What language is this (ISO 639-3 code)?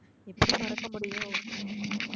tam